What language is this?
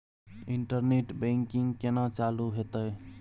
Maithili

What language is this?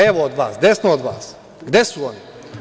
Serbian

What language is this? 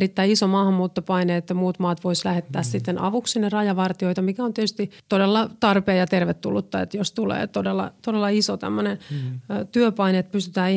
Finnish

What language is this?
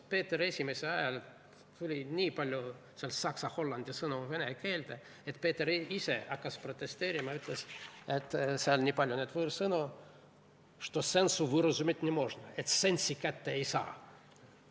Estonian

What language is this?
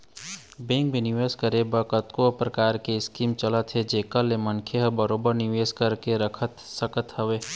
Chhattisgarhi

